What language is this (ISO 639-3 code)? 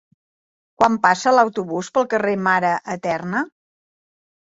cat